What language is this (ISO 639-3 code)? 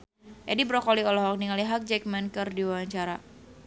sun